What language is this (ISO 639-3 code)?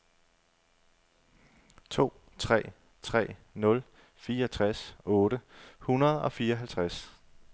dan